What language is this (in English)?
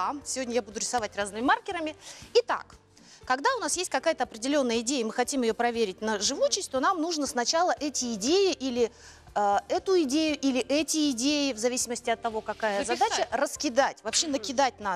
Russian